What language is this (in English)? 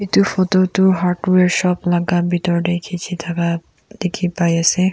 Naga Pidgin